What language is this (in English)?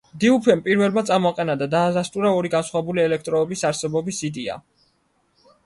Georgian